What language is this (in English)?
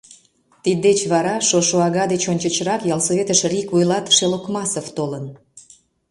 Mari